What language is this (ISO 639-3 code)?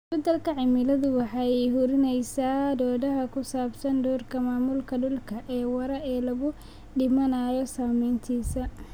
som